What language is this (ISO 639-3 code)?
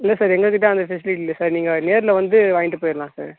tam